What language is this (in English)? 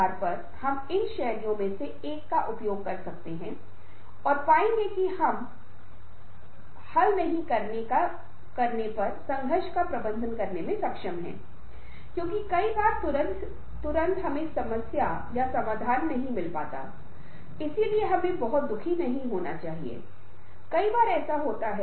Hindi